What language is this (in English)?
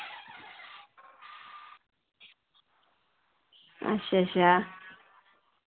Dogri